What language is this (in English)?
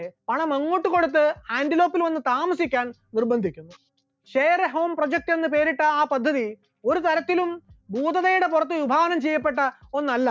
Malayalam